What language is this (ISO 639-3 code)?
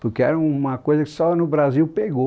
por